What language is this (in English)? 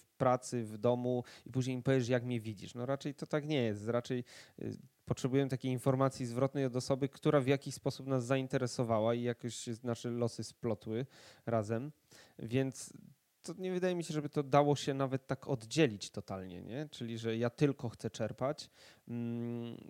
Polish